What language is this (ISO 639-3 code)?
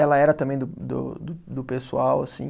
por